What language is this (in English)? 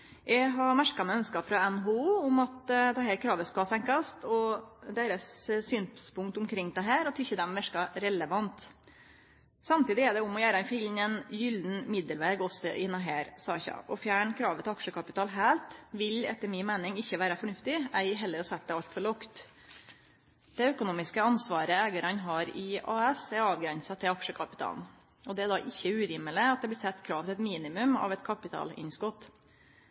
Norwegian Nynorsk